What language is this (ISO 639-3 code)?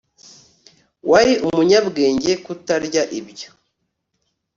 kin